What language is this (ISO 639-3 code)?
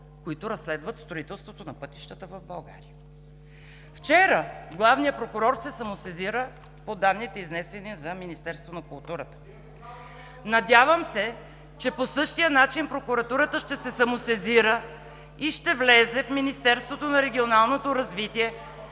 bul